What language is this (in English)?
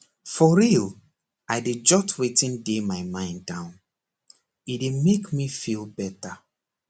Nigerian Pidgin